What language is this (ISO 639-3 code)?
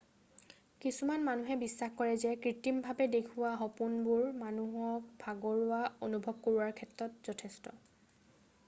asm